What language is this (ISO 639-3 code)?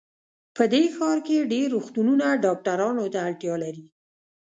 pus